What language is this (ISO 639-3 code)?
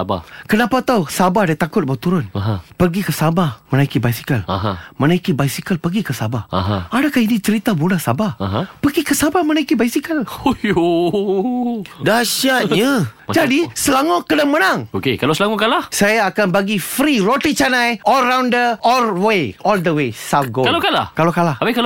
msa